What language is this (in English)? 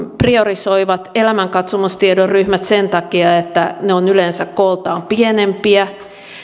Finnish